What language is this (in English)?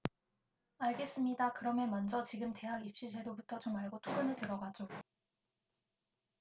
Korean